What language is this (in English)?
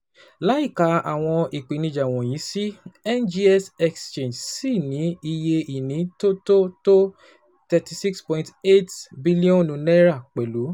Yoruba